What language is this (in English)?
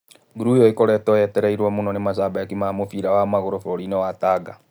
Kikuyu